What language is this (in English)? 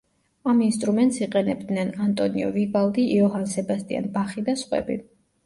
Georgian